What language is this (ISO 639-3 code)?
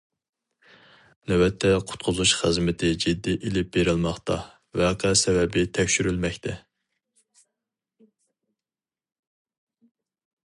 uig